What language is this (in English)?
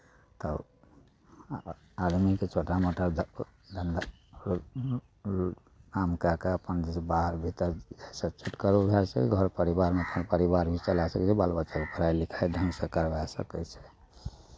Maithili